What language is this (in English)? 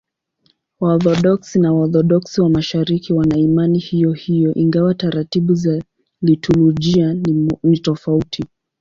Swahili